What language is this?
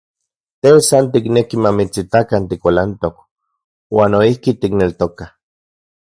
Central Puebla Nahuatl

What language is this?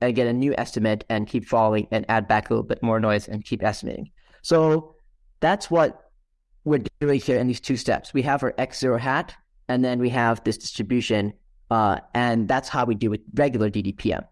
English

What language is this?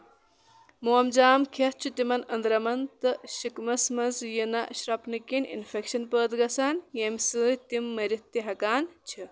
Kashmiri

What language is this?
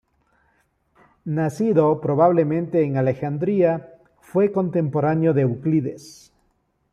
Spanish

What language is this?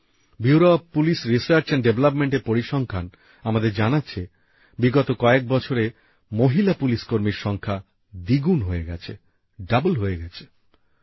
Bangla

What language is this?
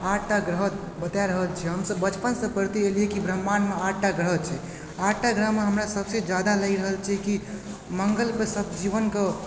Maithili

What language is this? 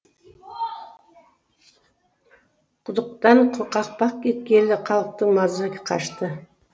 Kazakh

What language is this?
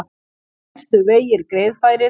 Icelandic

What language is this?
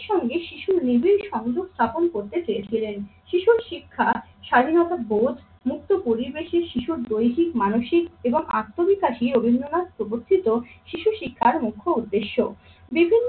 Bangla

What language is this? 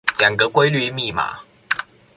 Chinese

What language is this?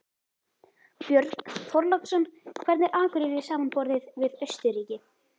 Icelandic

